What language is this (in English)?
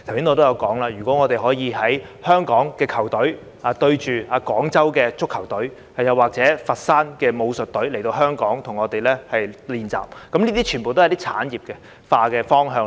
Cantonese